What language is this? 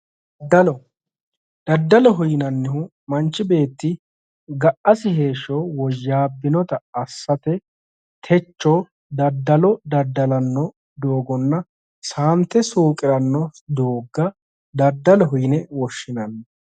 Sidamo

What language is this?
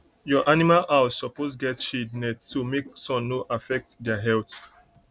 Nigerian Pidgin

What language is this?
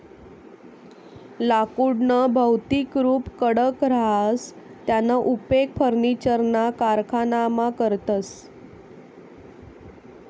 Marathi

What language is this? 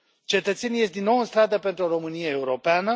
Romanian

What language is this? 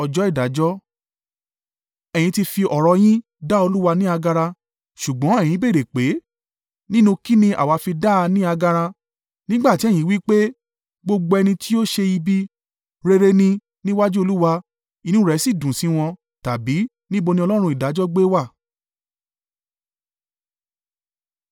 Yoruba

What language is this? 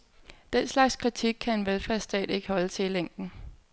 Danish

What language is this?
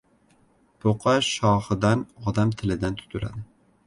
Uzbek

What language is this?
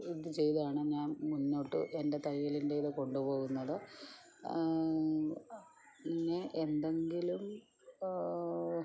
Malayalam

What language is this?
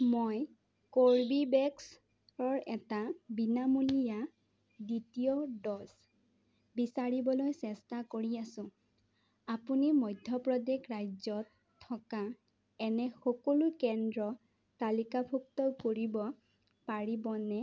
Assamese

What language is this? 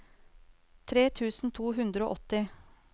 Norwegian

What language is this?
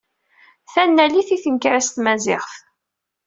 Kabyle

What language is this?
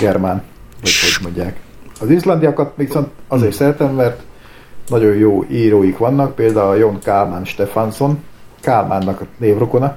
Hungarian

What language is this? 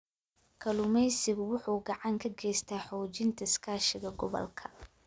Somali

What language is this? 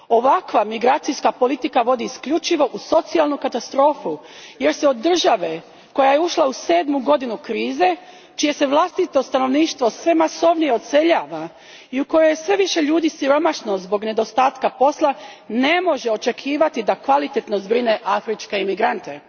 Croatian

